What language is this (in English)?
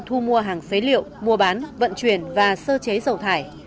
Vietnamese